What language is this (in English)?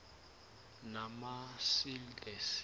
South Ndebele